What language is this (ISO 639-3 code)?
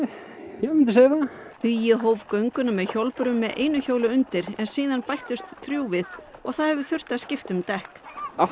isl